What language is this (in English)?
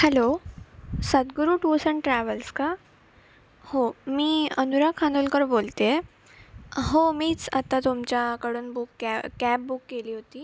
Marathi